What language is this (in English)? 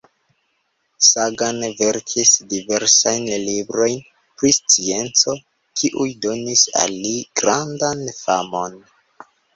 Esperanto